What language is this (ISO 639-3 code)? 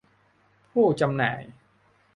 tha